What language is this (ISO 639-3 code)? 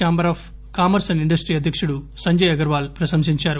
tel